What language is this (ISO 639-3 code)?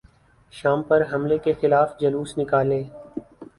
urd